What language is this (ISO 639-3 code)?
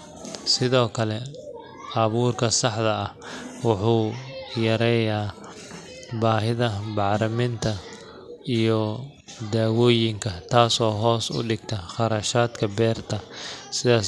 som